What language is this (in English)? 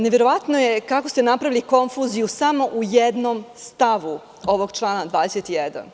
Serbian